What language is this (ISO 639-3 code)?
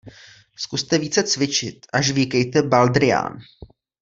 ces